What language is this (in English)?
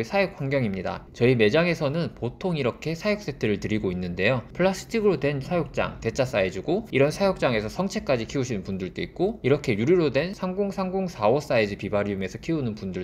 Korean